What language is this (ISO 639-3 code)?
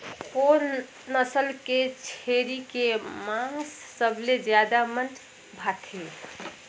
hne